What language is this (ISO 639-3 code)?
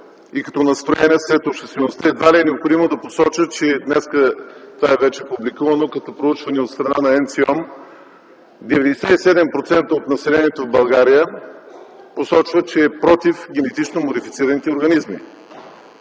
bul